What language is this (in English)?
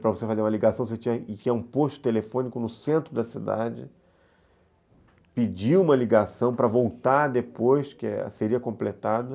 Portuguese